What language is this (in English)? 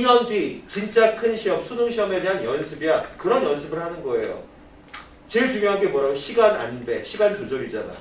Korean